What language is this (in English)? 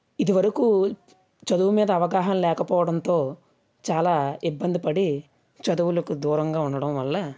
Telugu